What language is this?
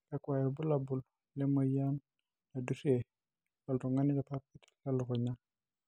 Masai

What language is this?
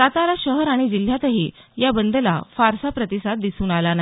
Marathi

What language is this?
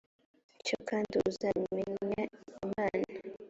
Kinyarwanda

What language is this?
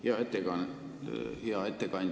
Estonian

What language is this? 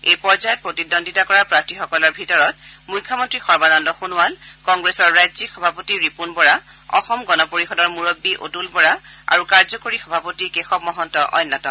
Assamese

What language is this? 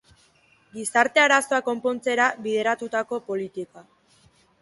Basque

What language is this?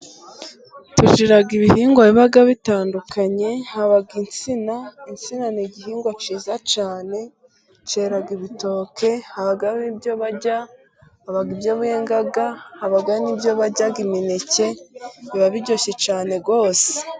Kinyarwanda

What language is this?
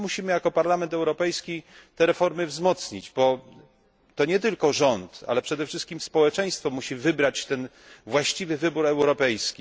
Polish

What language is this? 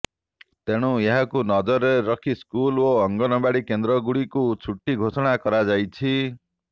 Odia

